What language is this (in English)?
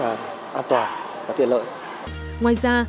Vietnamese